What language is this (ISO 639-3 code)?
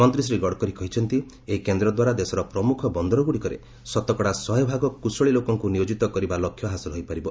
ori